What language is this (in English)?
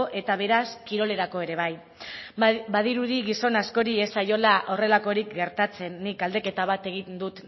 Basque